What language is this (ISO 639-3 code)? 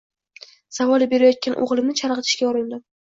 uzb